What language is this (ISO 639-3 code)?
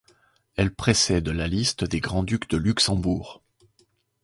fra